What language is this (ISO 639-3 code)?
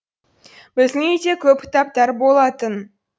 kaz